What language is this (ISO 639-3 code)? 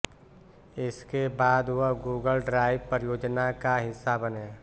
hin